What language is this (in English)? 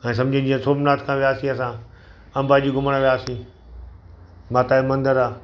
Sindhi